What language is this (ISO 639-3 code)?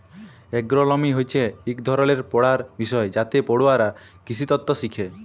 ben